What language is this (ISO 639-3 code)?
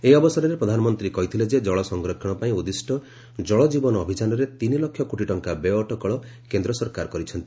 ori